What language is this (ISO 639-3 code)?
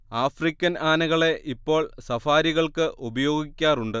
mal